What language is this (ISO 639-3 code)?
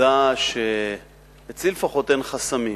heb